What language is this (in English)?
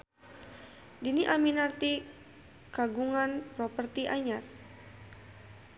Sundanese